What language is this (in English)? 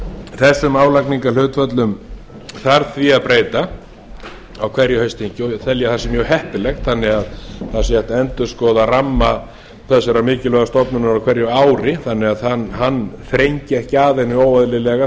Icelandic